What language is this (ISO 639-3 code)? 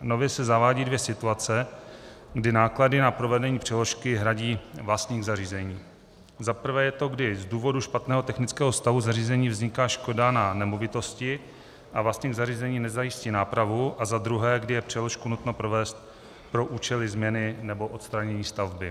ces